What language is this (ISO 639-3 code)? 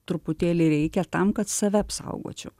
lit